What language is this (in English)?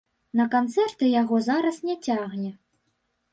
Belarusian